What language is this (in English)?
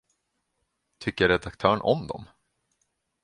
Swedish